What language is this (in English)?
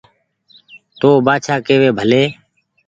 Goaria